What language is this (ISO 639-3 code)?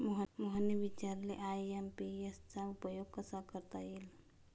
mar